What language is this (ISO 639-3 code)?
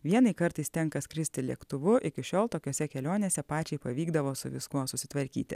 lit